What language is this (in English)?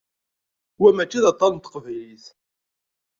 Kabyle